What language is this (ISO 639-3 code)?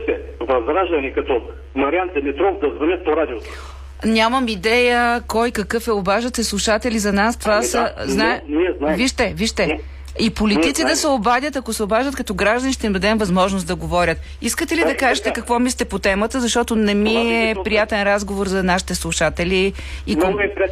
bul